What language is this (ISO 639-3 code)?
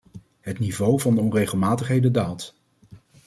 nld